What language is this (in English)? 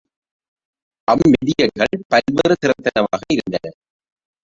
Tamil